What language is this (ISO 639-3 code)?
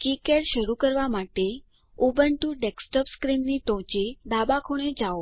guj